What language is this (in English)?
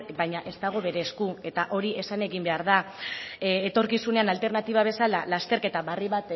Basque